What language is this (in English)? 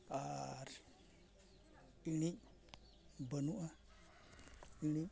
Santali